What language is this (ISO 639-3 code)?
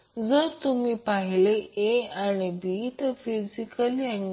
mar